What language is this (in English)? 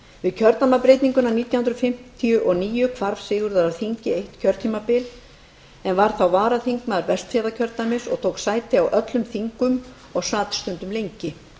Icelandic